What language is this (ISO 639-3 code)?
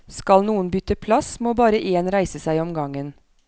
nor